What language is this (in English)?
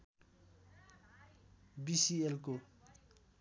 Nepali